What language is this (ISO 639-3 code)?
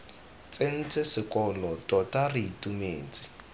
tsn